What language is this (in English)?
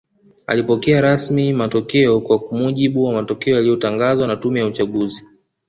Swahili